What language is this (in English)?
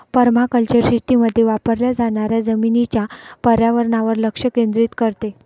Marathi